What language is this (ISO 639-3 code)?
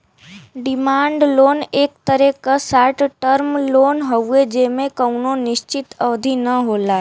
bho